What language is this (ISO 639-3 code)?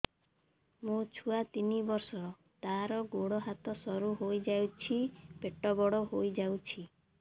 ori